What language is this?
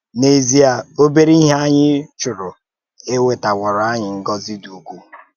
Igbo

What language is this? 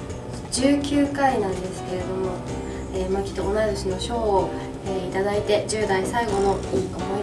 Japanese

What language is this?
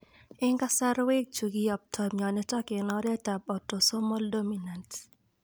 Kalenjin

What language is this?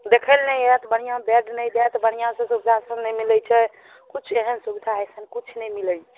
Maithili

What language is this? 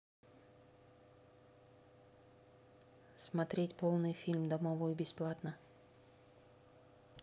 Russian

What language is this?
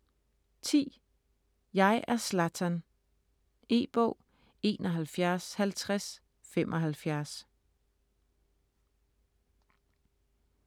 Danish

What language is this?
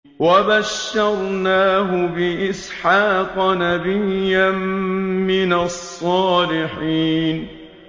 Arabic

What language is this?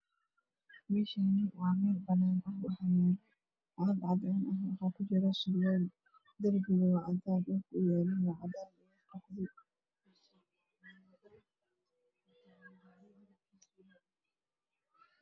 Somali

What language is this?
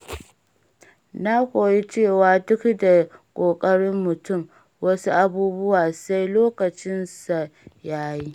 Hausa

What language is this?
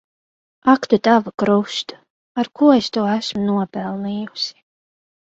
Latvian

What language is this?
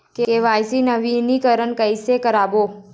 Chhattisgarhi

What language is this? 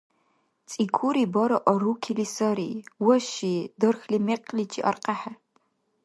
Dargwa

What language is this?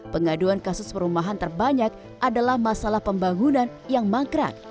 Indonesian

